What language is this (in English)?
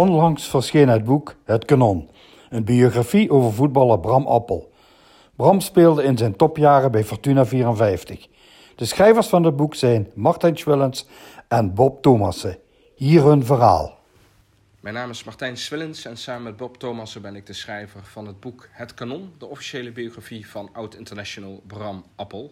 Dutch